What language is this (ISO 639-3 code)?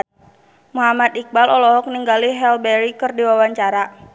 sun